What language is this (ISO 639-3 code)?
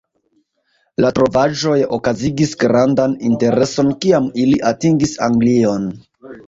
epo